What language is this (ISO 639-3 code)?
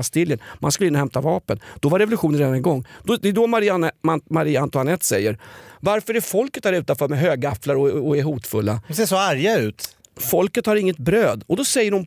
swe